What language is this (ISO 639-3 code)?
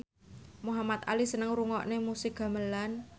jav